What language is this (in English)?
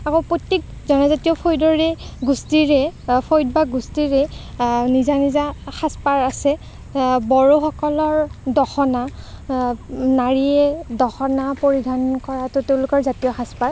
Assamese